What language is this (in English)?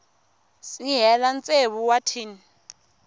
Tsonga